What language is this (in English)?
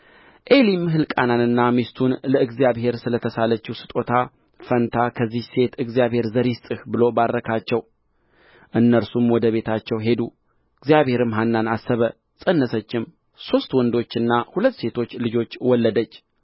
Amharic